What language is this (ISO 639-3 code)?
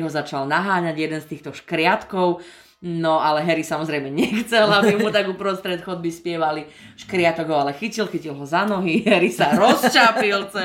slk